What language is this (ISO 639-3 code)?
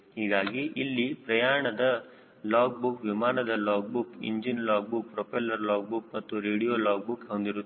kan